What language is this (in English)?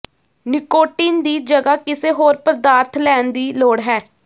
Punjabi